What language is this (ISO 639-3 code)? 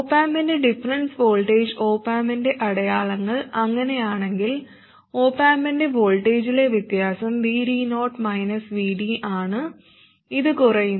mal